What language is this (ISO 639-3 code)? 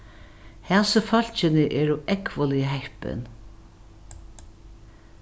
fao